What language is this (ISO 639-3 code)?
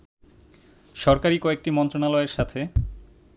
ben